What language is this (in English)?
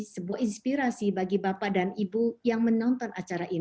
Indonesian